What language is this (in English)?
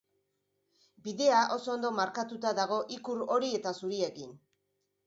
Basque